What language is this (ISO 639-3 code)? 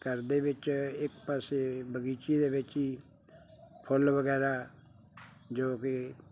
pan